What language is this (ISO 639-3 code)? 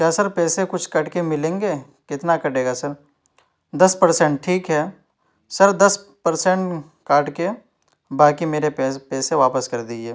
urd